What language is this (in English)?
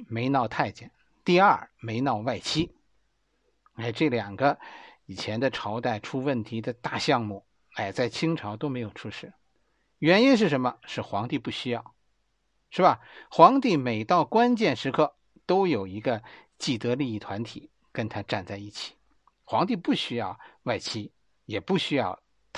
Chinese